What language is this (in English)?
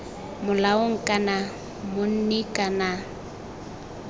Tswana